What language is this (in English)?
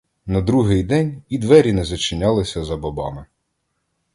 Ukrainian